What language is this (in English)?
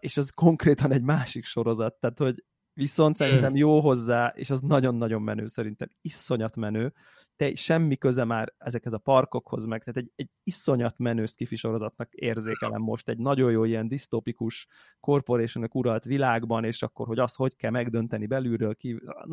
Hungarian